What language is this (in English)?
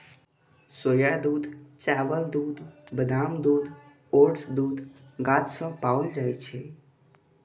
Maithili